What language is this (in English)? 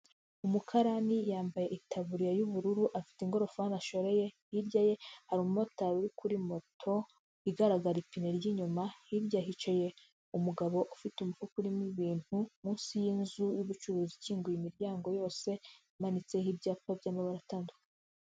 Kinyarwanda